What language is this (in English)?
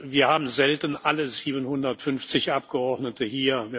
German